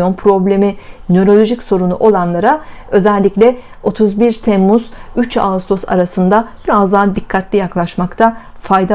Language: Turkish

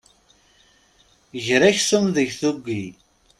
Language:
Kabyle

